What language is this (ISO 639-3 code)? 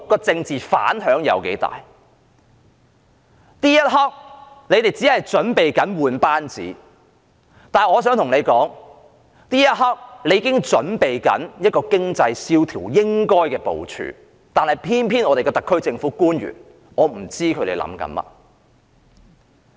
yue